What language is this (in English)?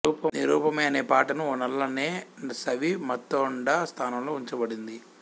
Telugu